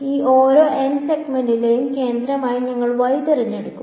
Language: Malayalam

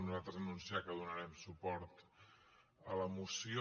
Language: Catalan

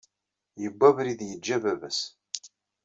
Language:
Kabyle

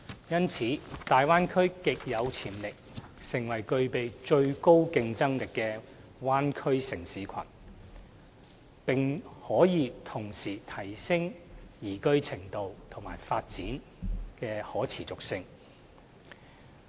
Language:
Cantonese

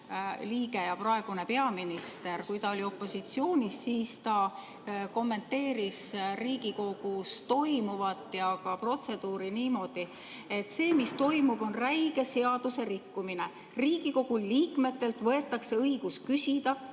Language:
Estonian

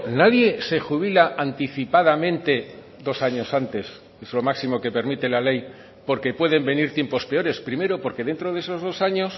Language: Spanish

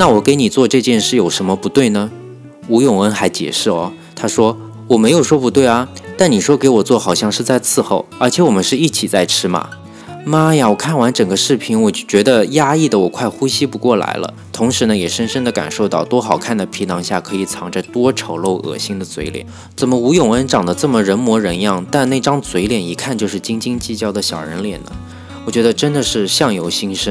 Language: Chinese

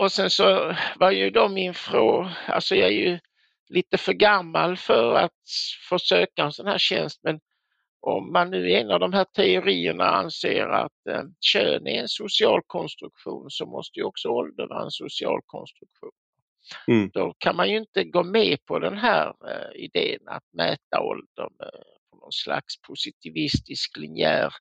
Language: Swedish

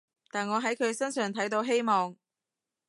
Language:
Cantonese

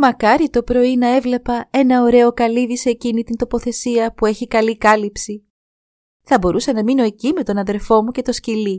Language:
Greek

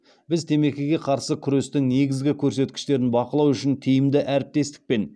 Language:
Kazakh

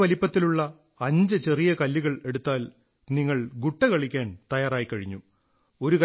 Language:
Malayalam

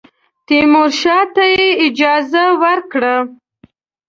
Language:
Pashto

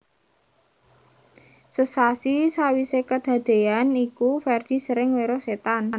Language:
Javanese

